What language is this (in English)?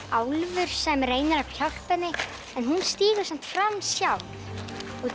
Icelandic